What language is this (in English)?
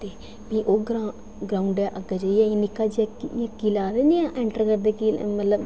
Dogri